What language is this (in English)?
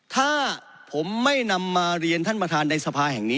Thai